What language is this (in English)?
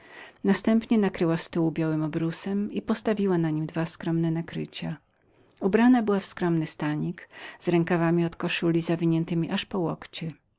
Polish